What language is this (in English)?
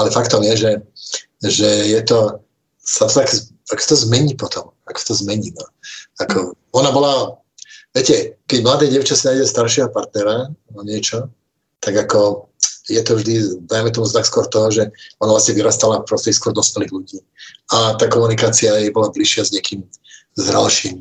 Czech